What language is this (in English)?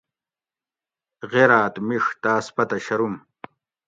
Gawri